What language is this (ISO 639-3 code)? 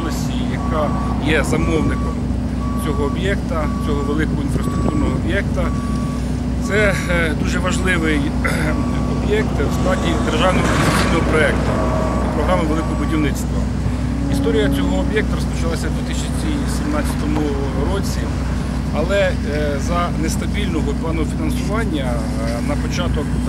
ukr